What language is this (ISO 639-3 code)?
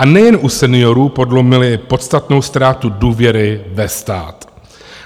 ces